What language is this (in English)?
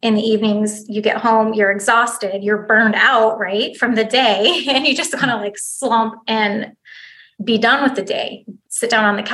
English